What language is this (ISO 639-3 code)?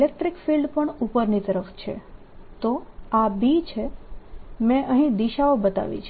guj